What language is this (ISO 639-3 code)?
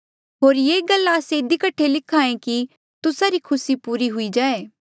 mjl